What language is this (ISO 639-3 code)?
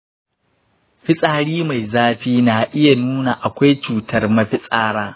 hau